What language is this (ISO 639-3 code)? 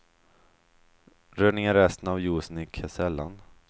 swe